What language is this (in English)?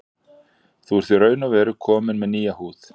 Icelandic